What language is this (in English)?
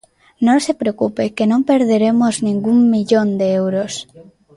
Galician